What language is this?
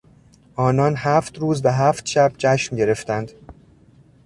Persian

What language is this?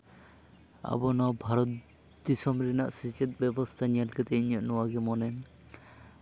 Santali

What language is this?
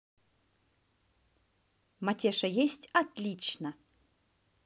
Russian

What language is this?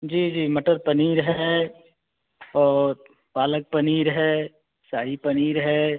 Hindi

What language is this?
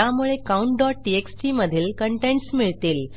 Marathi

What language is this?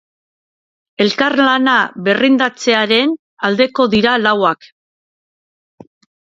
Basque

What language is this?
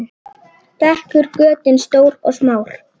Icelandic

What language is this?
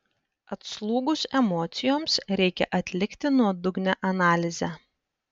Lithuanian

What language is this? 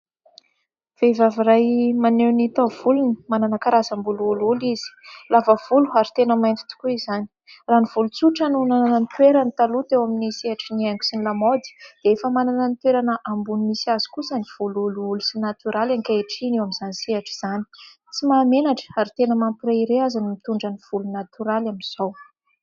Malagasy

